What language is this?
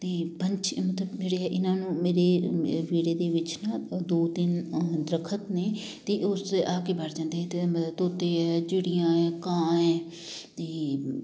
Punjabi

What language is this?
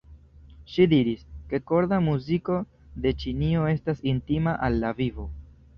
Esperanto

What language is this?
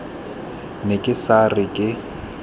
Tswana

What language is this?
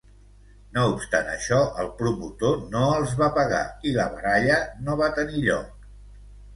Catalan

